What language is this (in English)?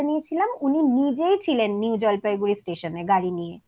Bangla